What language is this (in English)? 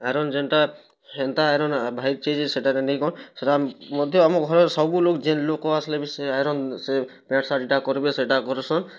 Odia